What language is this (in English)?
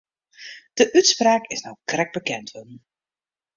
Western Frisian